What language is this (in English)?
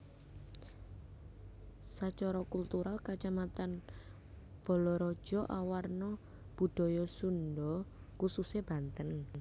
Javanese